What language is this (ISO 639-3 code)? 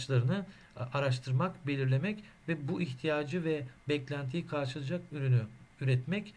tur